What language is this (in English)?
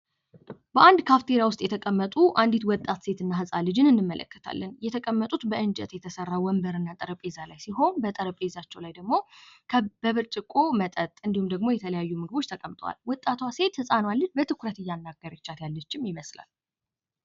Amharic